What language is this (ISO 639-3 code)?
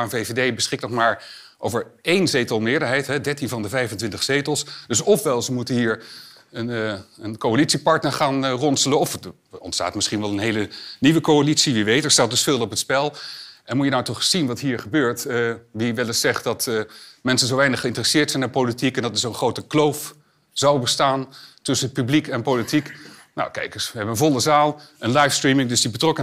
nld